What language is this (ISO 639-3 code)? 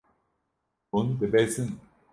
kur